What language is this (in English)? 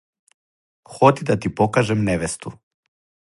Serbian